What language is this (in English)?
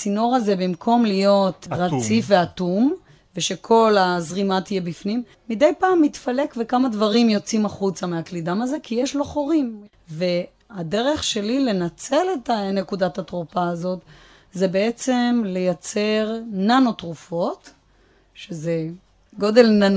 Hebrew